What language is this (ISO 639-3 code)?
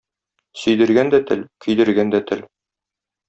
tat